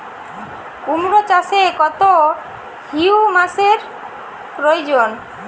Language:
Bangla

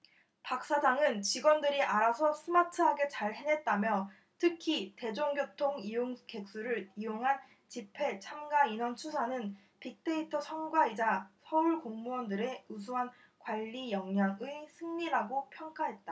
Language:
Korean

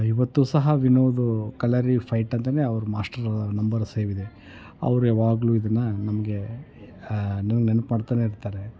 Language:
Kannada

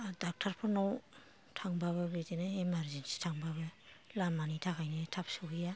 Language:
Bodo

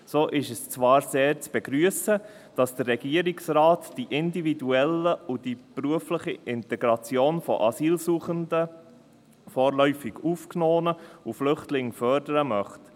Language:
Swiss German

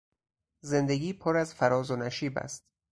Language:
Persian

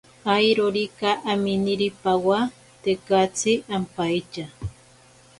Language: Ashéninka Perené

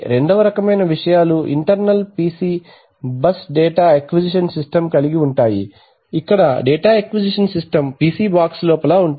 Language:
Telugu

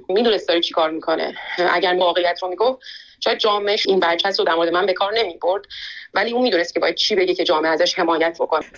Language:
Persian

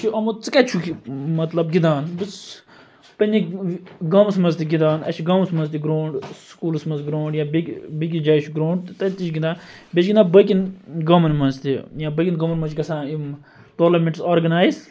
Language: Kashmiri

